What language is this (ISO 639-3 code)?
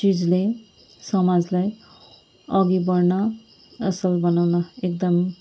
nep